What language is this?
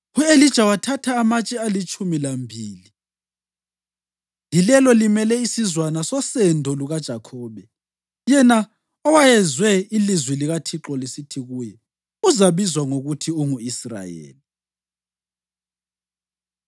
North Ndebele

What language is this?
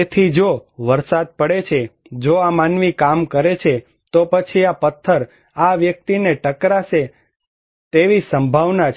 Gujarati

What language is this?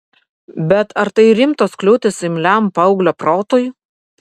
Lithuanian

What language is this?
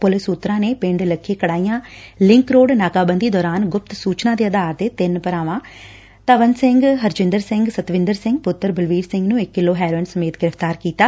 Punjabi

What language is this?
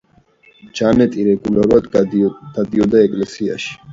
Georgian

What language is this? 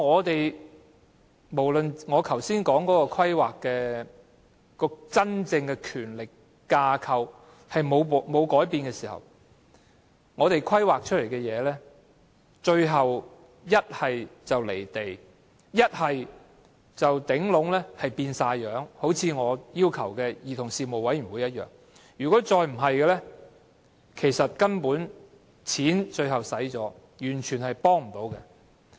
Cantonese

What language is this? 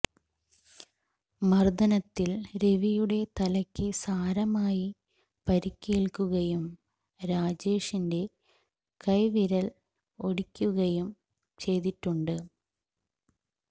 Malayalam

